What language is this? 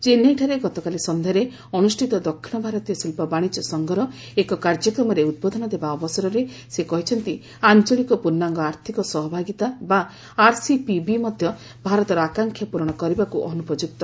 Odia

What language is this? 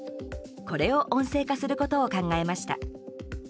Japanese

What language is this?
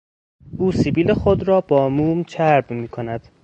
Persian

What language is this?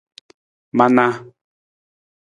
Nawdm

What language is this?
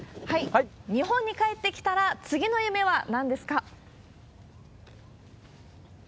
Japanese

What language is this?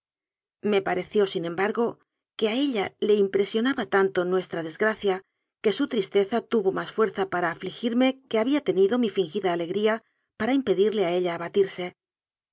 Spanish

